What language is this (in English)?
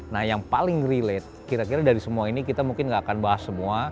Indonesian